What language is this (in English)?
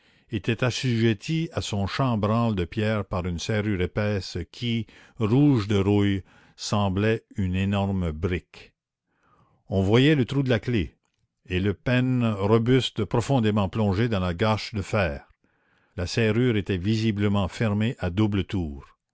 French